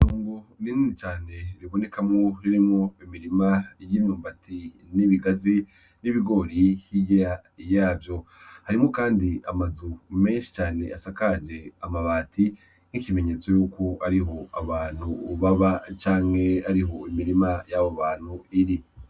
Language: Rundi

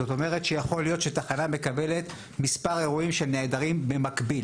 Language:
Hebrew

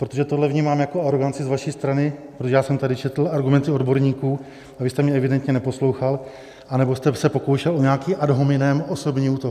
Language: Czech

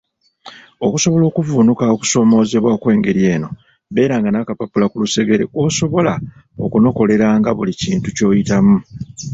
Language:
Ganda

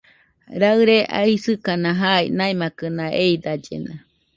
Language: Nüpode Huitoto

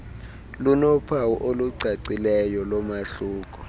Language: Xhosa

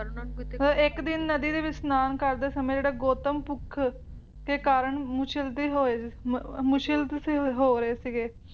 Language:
Punjabi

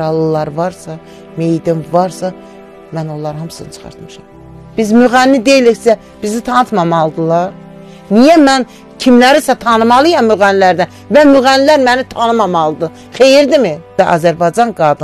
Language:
Turkish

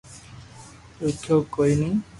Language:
Loarki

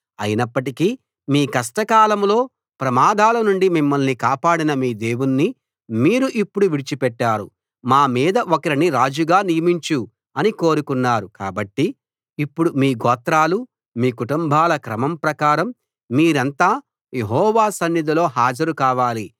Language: Telugu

